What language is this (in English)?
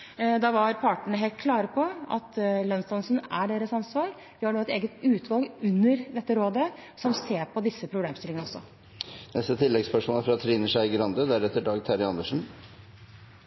Norwegian Bokmål